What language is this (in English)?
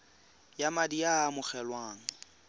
Tswana